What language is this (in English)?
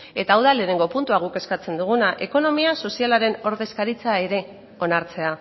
Basque